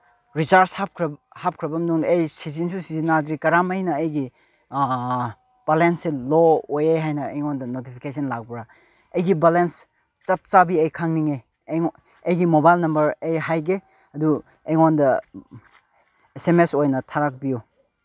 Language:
Manipuri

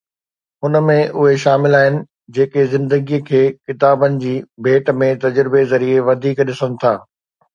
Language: Sindhi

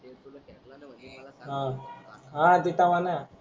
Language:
Marathi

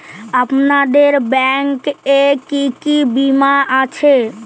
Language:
Bangla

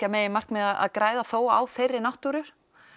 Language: Icelandic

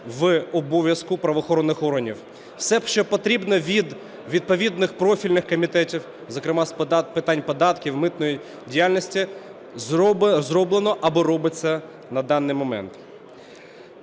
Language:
Ukrainian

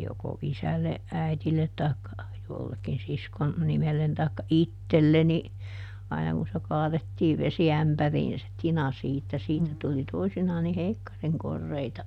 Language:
Finnish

